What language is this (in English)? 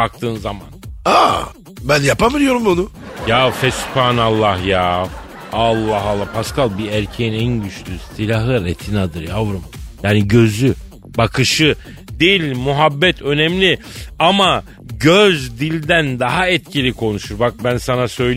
Turkish